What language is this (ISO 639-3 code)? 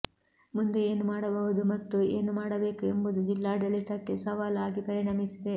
kan